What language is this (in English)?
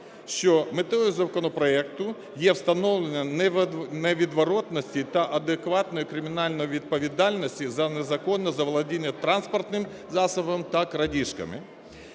Ukrainian